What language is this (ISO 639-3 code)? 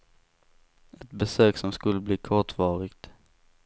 swe